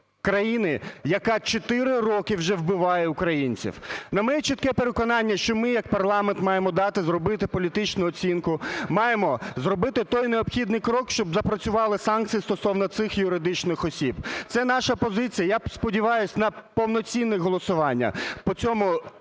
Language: Ukrainian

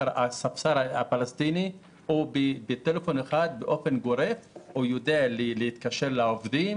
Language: Hebrew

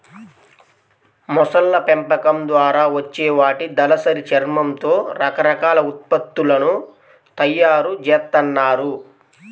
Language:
Telugu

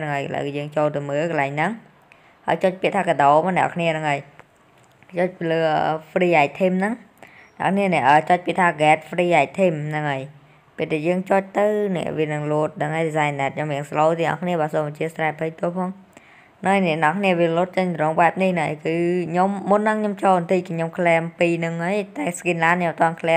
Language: Vietnamese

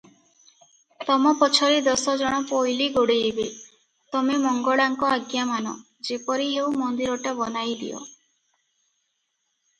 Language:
Odia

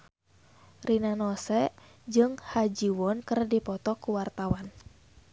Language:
Sundanese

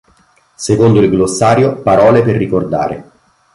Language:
Italian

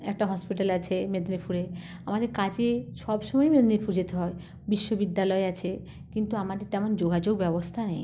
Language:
Bangla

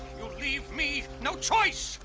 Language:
English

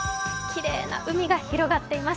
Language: Japanese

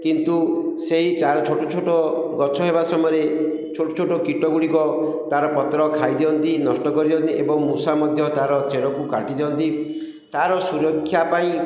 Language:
Odia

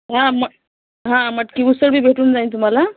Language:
Marathi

